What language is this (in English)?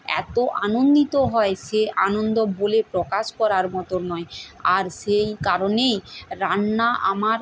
Bangla